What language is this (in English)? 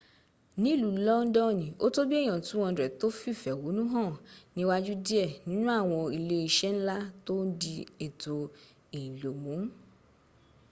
Yoruba